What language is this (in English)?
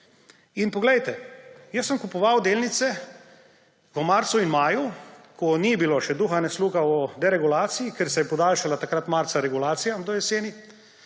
Slovenian